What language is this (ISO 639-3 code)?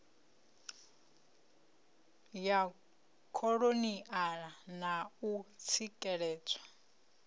ven